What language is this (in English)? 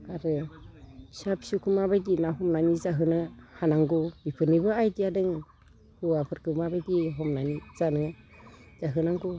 Bodo